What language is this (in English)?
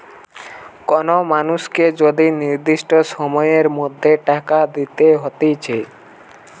Bangla